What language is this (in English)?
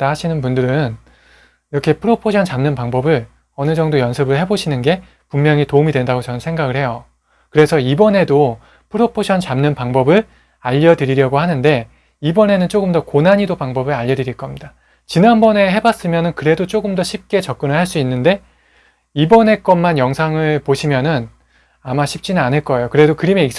Korean